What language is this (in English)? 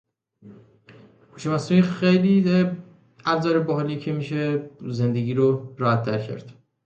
English